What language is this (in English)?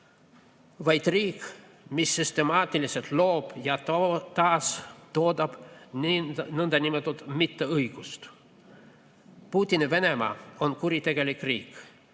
Estonian